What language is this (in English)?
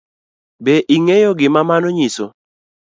Luo (Kenya and Tanzania)